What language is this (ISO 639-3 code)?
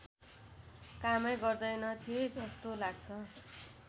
nep